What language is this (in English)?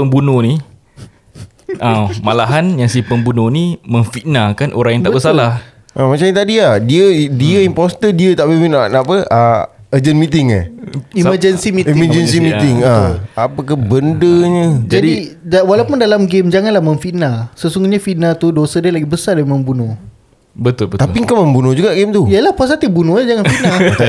Malay